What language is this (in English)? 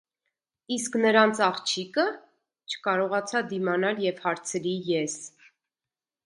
Armenian